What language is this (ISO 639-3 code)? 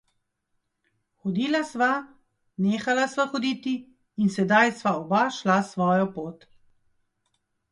slv